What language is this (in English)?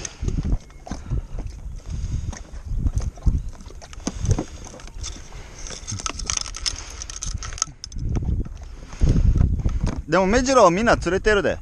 Japanese